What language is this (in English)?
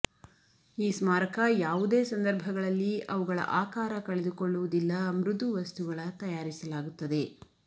Kannada